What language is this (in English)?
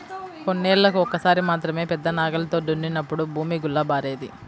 Telugu